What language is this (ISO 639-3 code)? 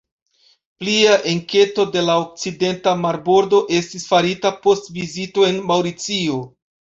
epo